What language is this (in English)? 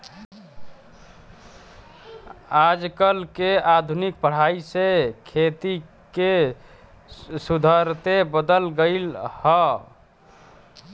Bhojpuri